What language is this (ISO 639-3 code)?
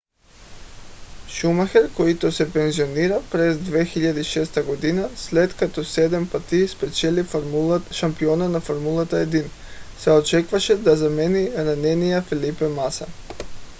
bul